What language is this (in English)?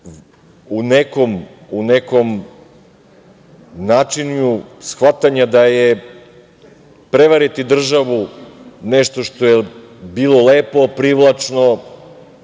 Serbian